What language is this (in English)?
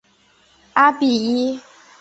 Chinese